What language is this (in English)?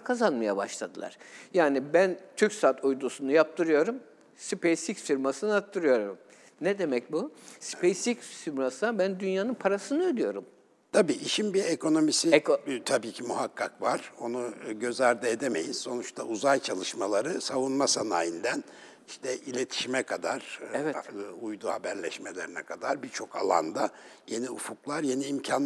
Turkish